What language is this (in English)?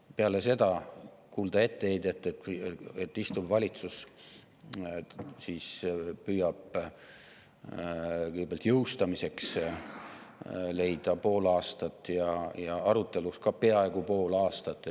Estonian